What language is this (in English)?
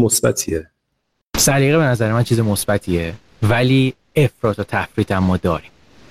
Persian